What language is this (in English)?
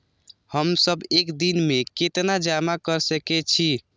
Maithili